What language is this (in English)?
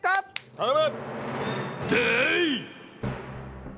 Japanese